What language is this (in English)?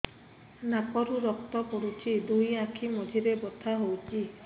Odia